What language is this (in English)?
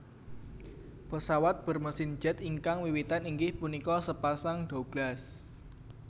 Javanese